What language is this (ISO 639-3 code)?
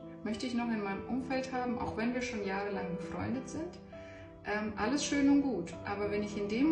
deu